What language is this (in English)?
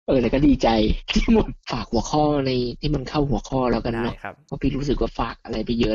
Thai